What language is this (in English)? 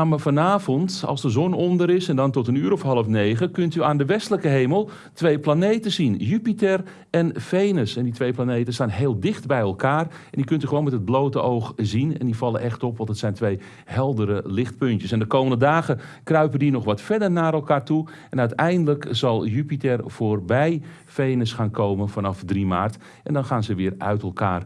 Dutch